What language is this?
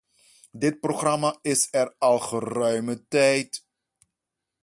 Dutch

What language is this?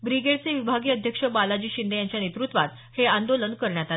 Marathi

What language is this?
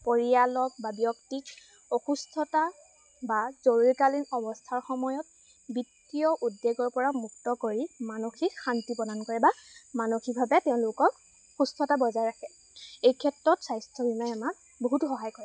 Assamese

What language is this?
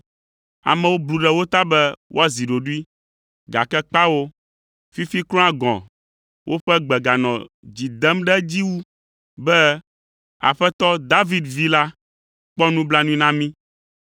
Ewe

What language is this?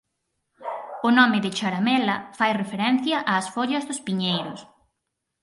Galician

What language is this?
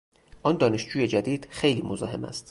Persian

